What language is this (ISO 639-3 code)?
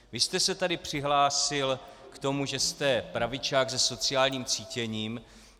ces